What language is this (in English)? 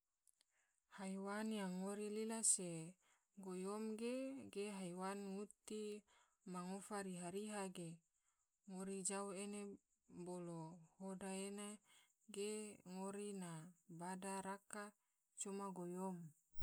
Tidore